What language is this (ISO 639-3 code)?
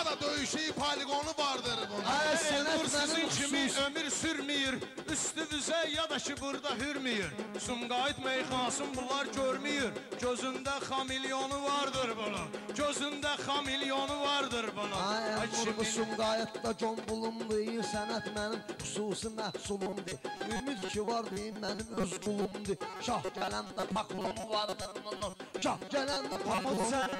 tur